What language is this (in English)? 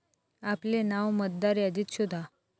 Marathi